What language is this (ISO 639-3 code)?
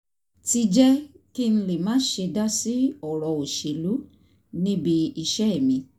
yor